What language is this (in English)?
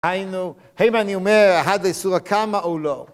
Hebrew